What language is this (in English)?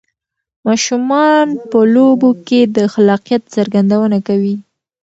Pashto